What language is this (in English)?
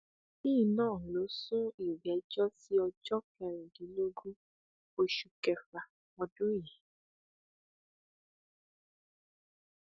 Yoruba